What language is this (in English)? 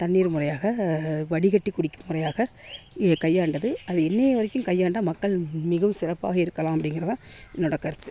Tamil